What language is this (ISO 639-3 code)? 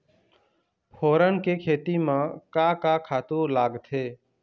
hne